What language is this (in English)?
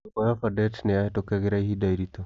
Kikuyu